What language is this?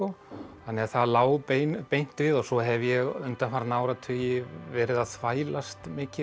Icelandic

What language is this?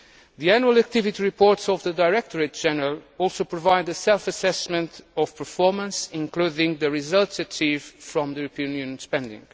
English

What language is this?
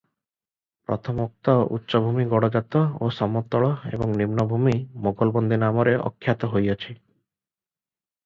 Odia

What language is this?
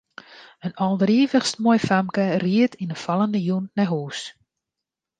Western Frisian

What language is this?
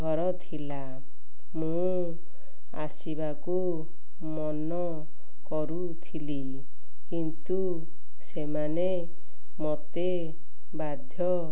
Odia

